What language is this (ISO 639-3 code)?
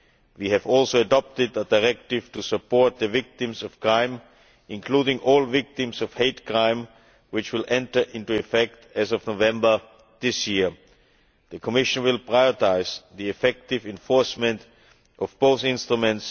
eng